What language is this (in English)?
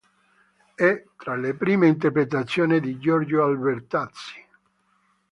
Italian